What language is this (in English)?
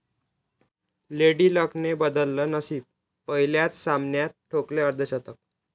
Marathi